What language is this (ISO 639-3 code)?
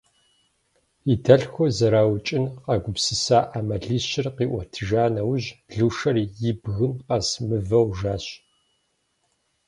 kbd